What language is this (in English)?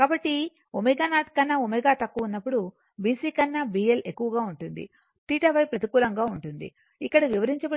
Telugu